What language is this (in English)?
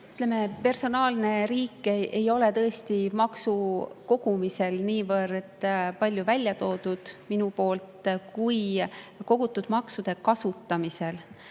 Estonian